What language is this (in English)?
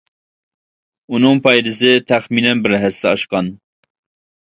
Uyghur